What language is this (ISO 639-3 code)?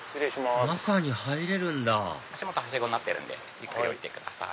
jpn